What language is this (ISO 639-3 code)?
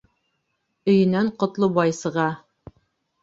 bak